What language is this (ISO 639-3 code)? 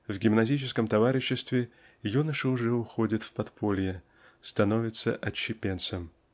rus